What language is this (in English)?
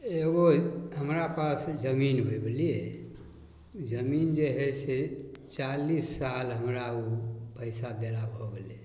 Maithili